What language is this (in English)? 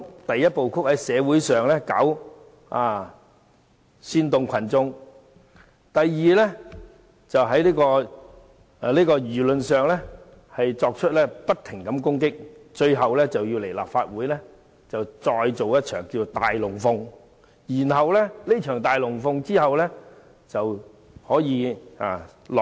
Cantonese